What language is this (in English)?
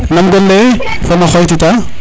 Serer